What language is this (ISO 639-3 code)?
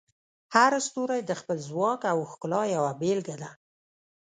pus